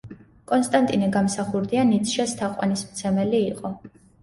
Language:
Georgian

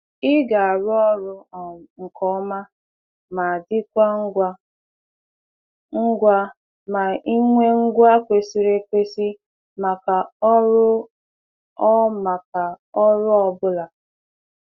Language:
Igbo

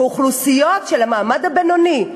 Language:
Hebrew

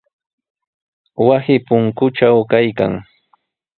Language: Sihuas Ancash Quechua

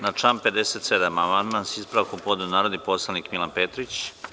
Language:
Serbian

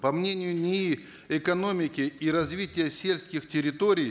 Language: Kazakh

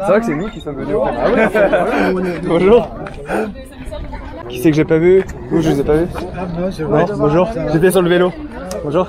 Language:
French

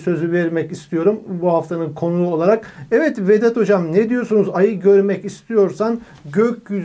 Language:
Turkish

